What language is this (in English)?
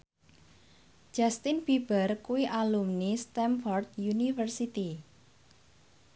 Javanese